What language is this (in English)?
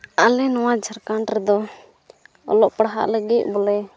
Santali